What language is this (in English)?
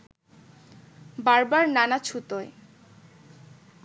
Bangla